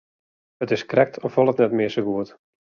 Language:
Western Frisian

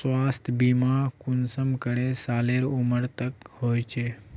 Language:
Magahi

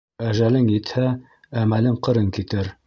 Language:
Bashkir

